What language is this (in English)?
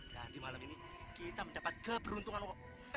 Indonesian